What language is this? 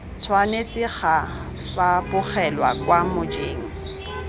Tswana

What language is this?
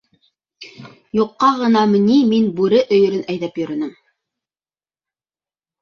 Bashkir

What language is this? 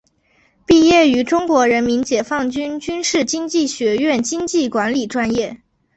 Chinese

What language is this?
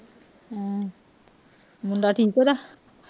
Punjabi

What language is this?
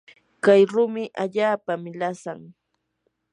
Yanahuanca Pasco Quechua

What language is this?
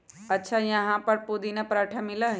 Magahi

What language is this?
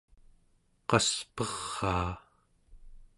Central Yupik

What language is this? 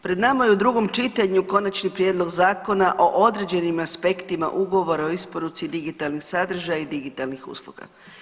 Croatian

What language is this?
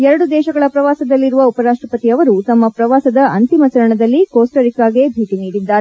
Kannada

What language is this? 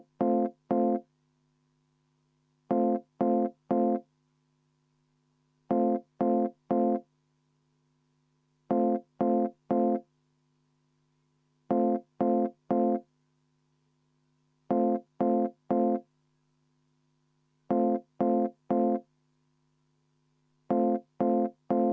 Estonian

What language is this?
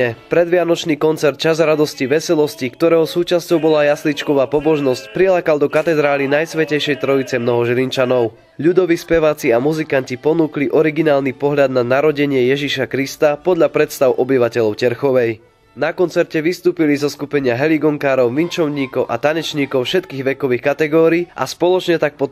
Slovak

